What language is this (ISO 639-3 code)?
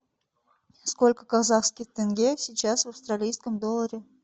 rus